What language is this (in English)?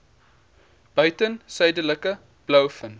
Afrikaans